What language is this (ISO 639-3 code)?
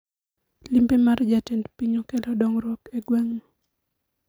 luo